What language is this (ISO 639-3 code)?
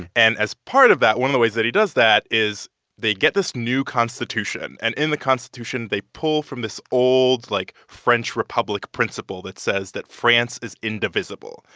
eng